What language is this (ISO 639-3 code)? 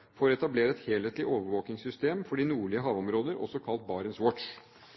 nob